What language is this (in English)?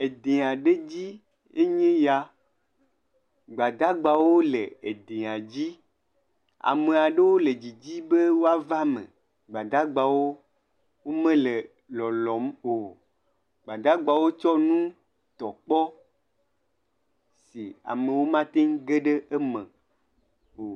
Ewe